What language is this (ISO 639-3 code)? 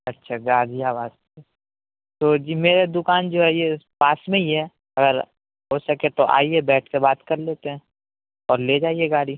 urd